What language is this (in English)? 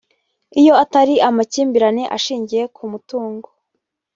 Kinyarwanda